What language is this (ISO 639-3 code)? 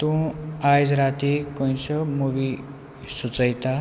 kok